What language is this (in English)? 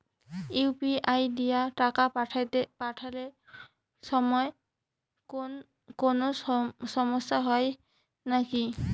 Bangla